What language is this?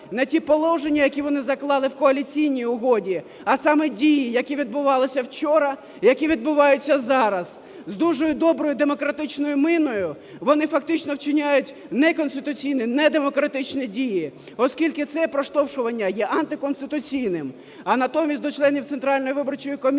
Ukrainian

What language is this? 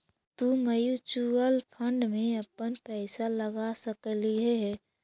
Magahi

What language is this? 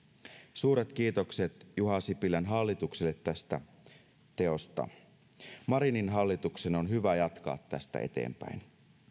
Finnish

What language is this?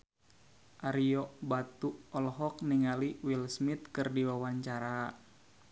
Sundanese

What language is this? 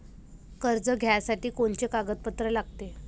Marathi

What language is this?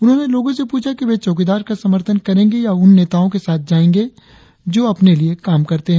Hindi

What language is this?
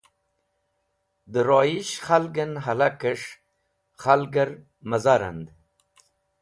Wakhi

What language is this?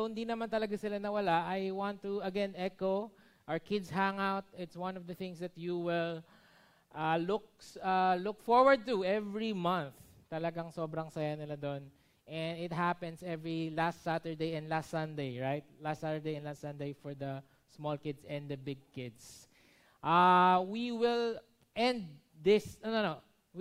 Filipino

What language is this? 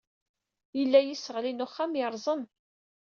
Kabyle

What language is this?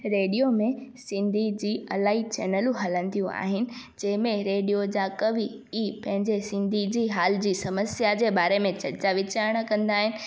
Sindhi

